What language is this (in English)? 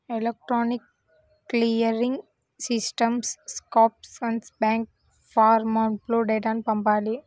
Telugu